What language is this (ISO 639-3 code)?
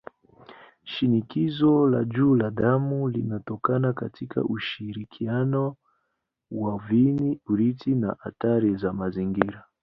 swa